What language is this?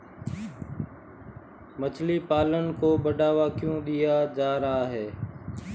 Hindi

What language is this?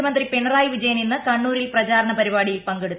Malayalam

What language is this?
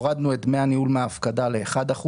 Hebrew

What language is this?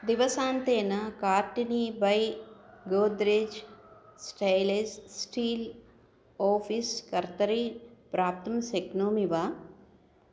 Sanskrit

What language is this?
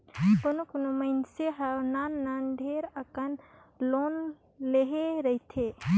Chhattisgarhi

